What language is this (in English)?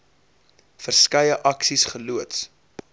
Afrikaans